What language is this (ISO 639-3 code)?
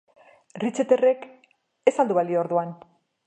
eus